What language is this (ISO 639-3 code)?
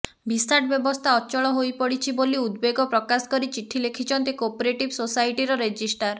ori